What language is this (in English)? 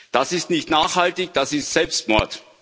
German